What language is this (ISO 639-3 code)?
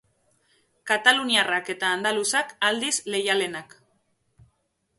eus